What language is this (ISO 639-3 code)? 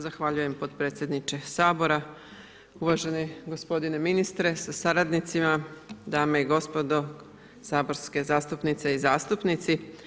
hrv